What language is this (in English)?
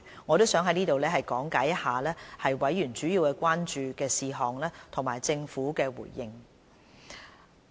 Cantonese